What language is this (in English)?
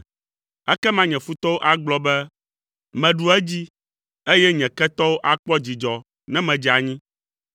Ewe